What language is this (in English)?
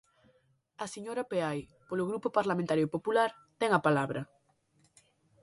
Galician